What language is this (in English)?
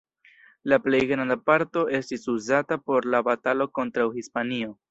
Esperanto